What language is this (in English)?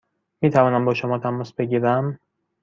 Persian